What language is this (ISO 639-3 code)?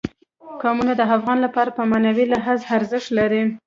pus